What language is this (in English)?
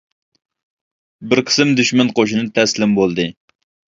Uyghur